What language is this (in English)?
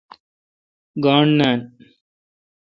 Kalkoti